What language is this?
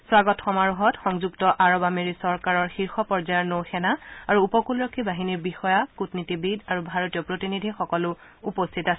Assamese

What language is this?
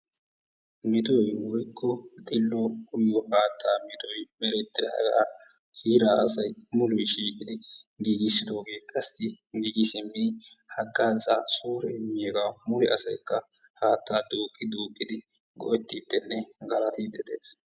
Wolaytta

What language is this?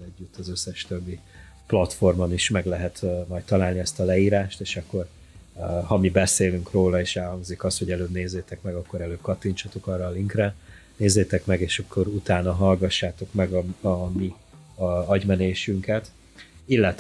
Hungarian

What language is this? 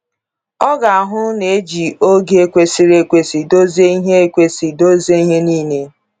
Igbo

